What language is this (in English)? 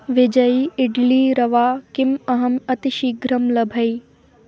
Sanskrit